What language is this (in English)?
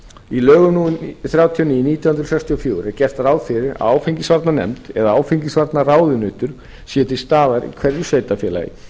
Icelandic